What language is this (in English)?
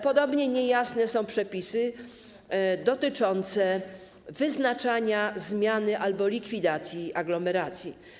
Polish